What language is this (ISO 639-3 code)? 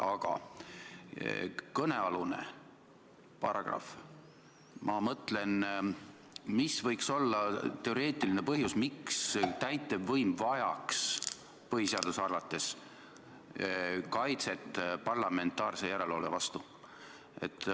est